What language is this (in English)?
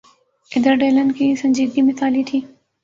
Urdu